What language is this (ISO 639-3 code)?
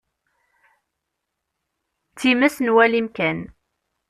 kab